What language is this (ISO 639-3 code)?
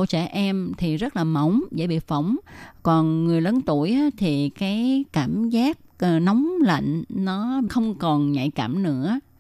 vie